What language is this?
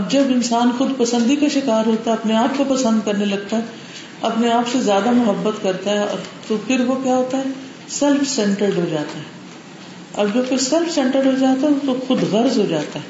Urdu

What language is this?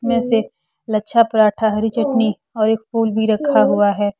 Hindi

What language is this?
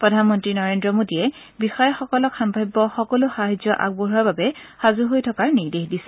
Assamese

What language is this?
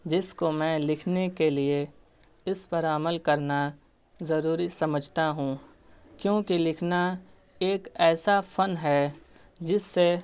Urdu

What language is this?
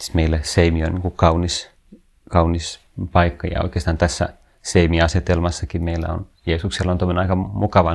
Finnish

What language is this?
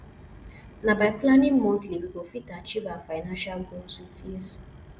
Nigerian Pidgin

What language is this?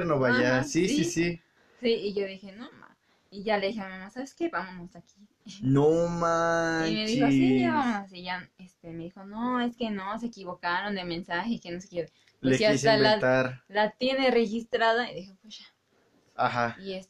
Spanish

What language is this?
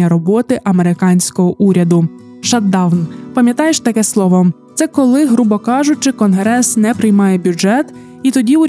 Ukrainian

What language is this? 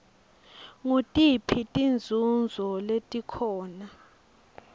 Swati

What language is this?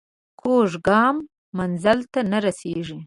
Pashto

